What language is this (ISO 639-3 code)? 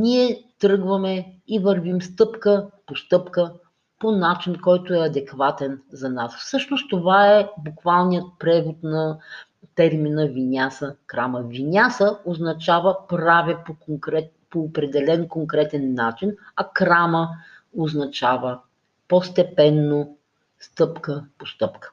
bul